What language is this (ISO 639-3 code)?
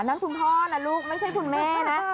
tha